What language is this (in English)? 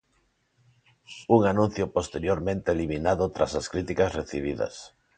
Galician